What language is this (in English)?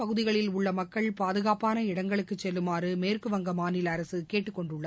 Tamil